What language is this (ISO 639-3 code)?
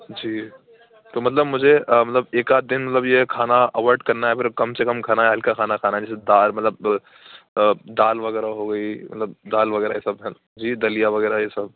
urd